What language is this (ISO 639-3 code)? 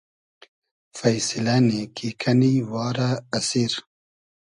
haz